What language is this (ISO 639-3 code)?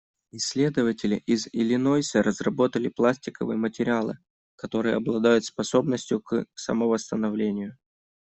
rus